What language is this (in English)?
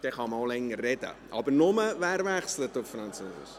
Swiss German